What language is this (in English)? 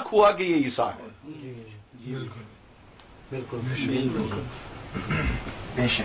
Urdu